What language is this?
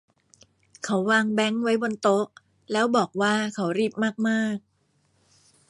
Thai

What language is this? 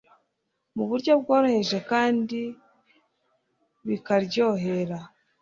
Kinyarwanda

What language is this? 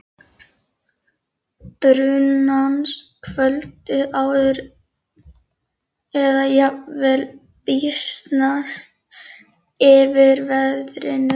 Icelandic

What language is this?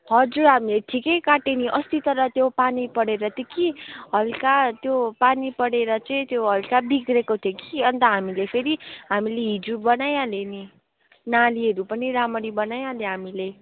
Nepali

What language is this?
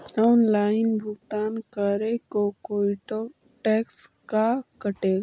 Magahi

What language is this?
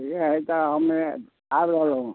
Maithili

